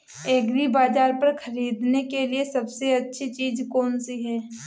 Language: Hindi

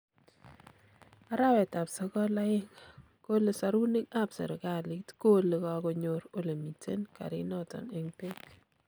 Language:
Kalenjin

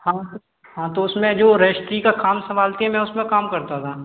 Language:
Hindi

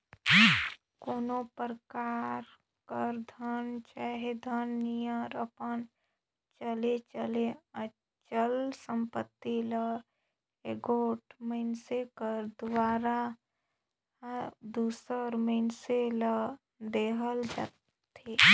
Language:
Chhattisgarhi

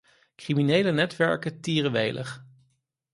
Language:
Dutch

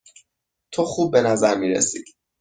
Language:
Persian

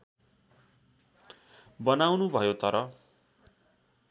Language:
Nepali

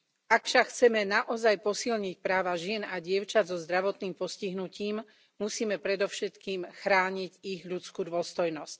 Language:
Slovak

